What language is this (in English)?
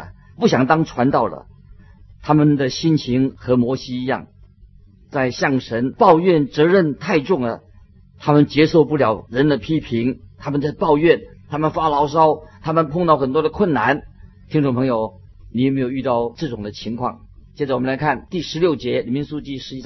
Chinese